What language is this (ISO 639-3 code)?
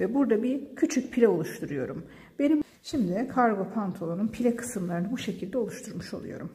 tur